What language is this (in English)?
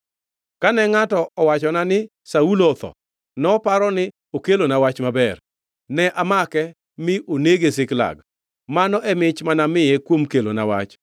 Luo (Kenya and Tanzania)